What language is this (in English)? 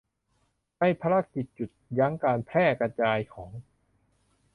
Thai